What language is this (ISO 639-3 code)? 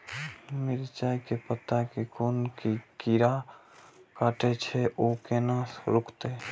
mai